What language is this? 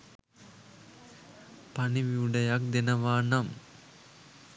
Sinhala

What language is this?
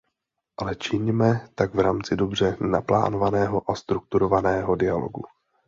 Czech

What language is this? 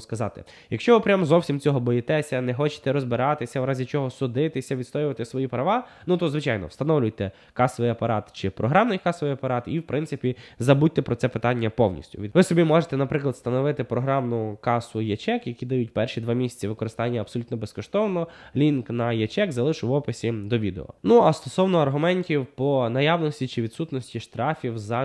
Ukrainian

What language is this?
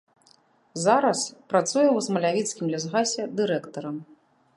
Belarusian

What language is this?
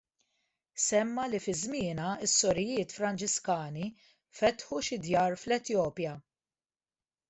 Maltese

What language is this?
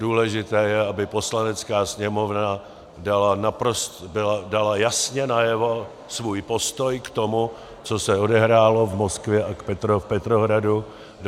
Czech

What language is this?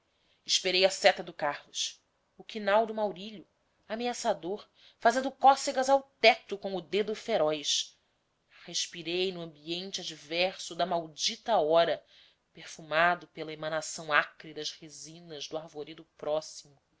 Portuguese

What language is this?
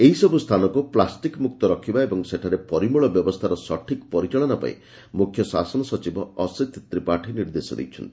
Odia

